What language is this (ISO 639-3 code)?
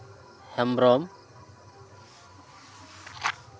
sat